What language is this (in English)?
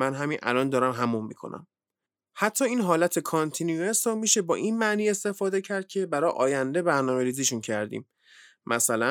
Persian